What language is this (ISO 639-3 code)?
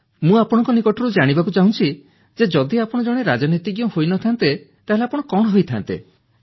ori